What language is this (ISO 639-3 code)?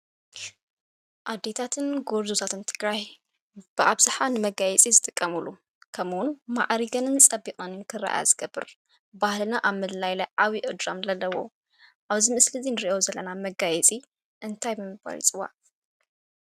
tir